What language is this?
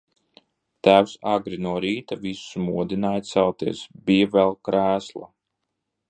Latvian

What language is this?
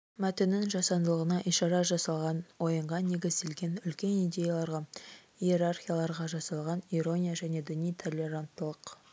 Kazakh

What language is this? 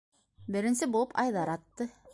Bashkir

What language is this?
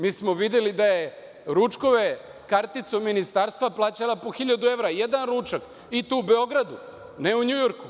Serbian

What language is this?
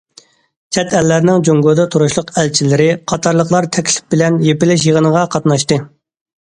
Uyghur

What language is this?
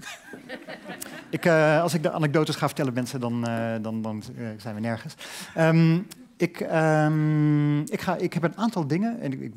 Dutch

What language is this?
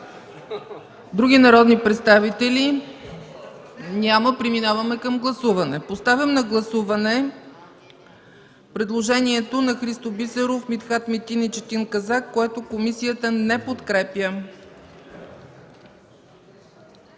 Bulgarian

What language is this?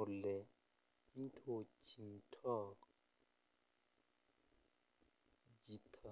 Kalenjin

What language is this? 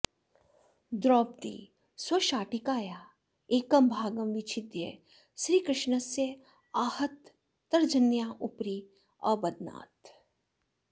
Sanskrit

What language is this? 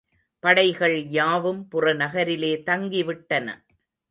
Tamil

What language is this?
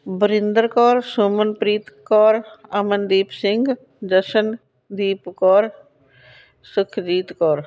Punjabi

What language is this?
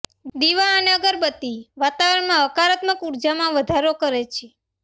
Gujarati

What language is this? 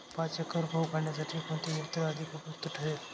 Marathi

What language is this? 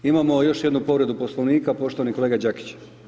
Croatian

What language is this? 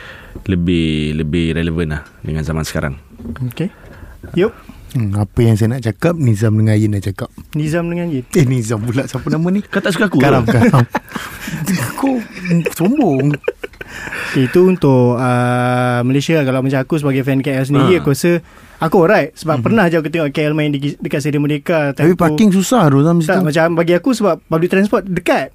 Malay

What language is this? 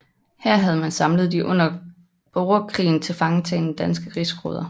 Danish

